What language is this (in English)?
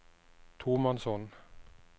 Norwegian